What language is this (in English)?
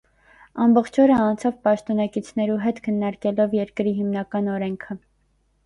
Armenian